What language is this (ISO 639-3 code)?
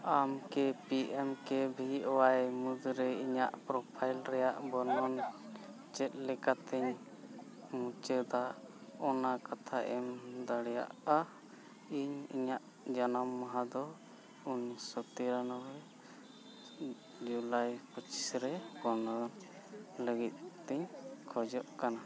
sat